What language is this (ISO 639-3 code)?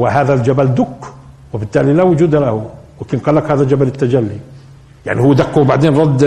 ara